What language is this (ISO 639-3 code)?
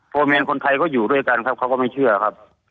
tha